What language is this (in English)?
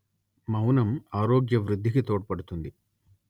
Telugu